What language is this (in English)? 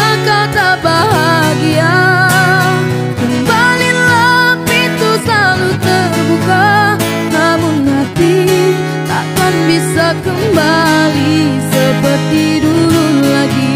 Indonesian